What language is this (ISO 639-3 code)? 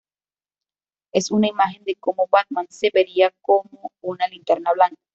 spa